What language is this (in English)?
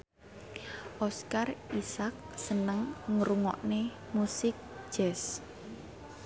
Javanese